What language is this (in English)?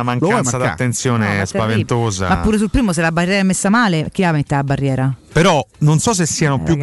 Italian